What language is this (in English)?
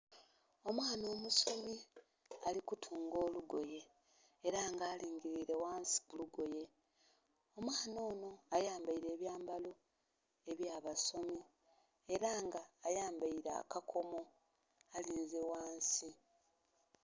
Soga